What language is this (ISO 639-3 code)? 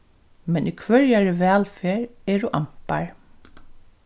fao